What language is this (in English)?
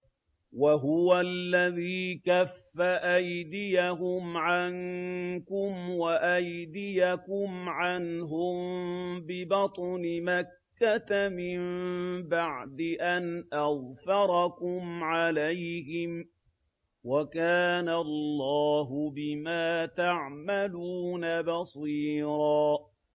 Arabic